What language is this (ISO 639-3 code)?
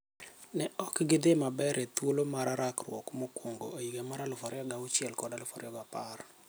luo